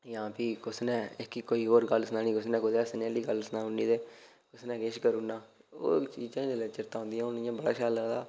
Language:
Dogri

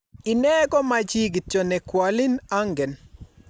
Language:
Kalenjin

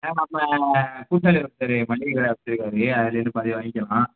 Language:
Tamil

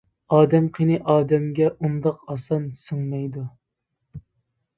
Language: Uyghur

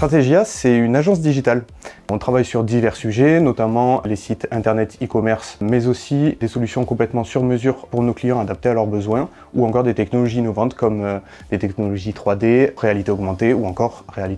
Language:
French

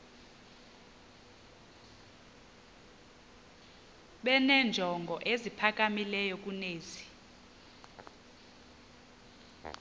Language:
Xhosa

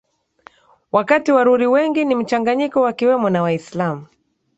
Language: Swahili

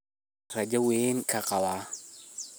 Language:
Somali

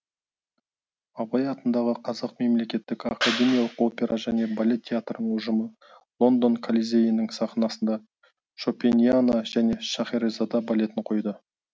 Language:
Kazakh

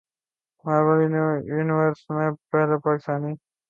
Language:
Urdu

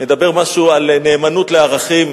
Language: Hebrew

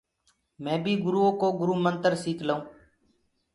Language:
Gurgula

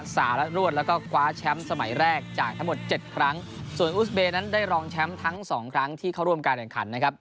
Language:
Thai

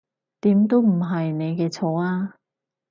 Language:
Cantonese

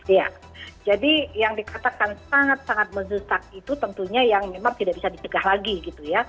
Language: Indonesian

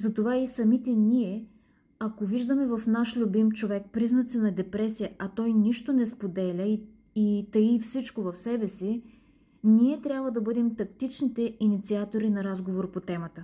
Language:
Bulgarian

